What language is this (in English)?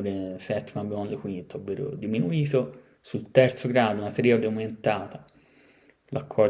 Italian